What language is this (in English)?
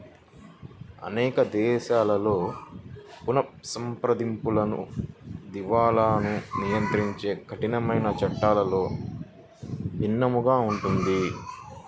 Telugu